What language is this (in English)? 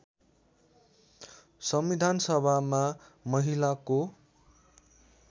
Nepali